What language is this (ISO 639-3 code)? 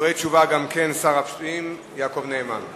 heb